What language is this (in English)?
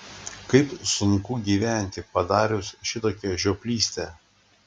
Lithuanian